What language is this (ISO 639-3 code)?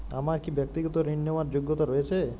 ben